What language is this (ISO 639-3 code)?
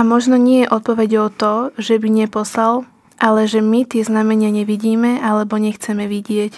slk